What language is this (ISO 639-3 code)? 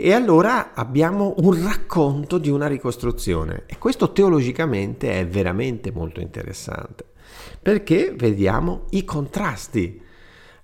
ita